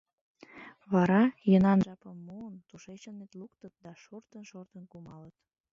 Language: Mari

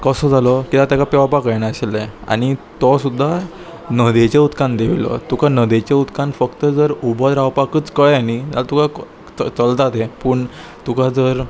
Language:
Konkani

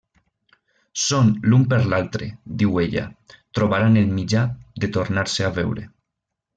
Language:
Catalan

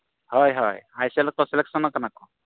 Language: Santali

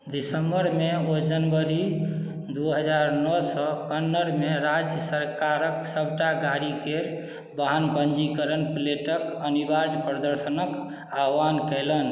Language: Maithili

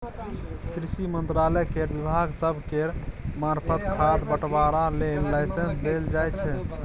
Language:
Maithili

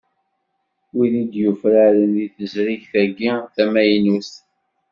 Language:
Kabyle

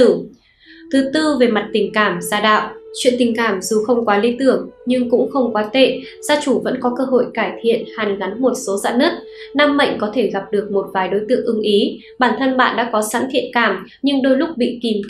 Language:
Vietnamese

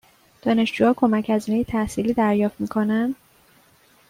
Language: Persian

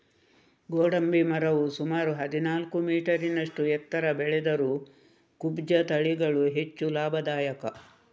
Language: Kannada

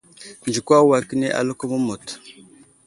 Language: Wuzlam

